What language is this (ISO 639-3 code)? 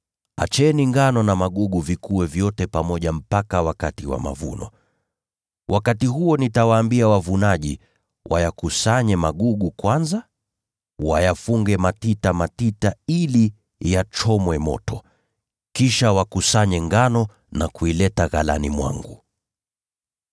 swa